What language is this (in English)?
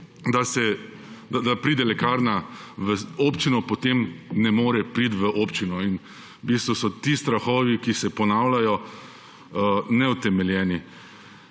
Slovenian